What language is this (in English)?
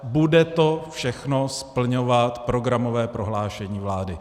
Czech